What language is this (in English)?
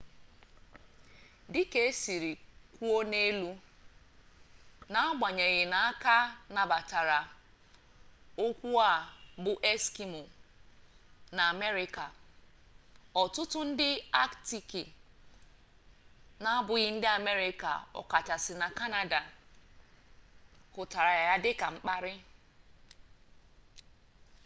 Igbo